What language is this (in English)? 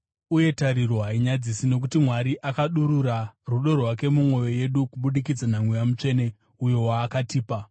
Shona